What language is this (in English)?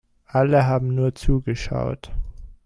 German